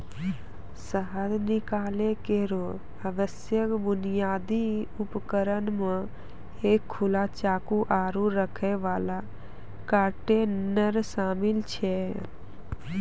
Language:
Maithili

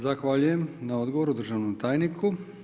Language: Croatian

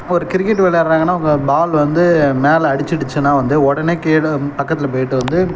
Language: Tamil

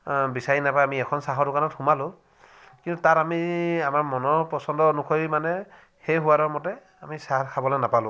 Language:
Assamese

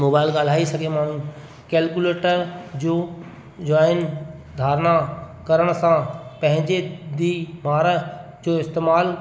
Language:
Sindhi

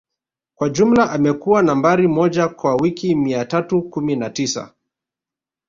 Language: Swahili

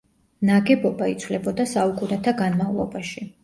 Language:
Georgian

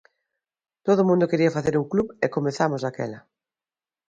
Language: Galician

